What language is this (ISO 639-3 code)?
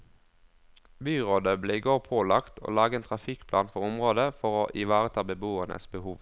nor